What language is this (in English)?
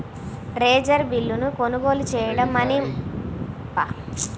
Telugu